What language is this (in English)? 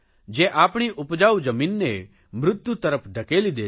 Gujarati